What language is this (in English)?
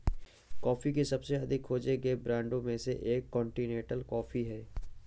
Hindi